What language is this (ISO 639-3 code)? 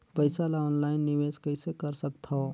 hne